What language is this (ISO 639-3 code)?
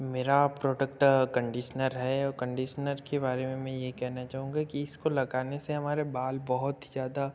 hin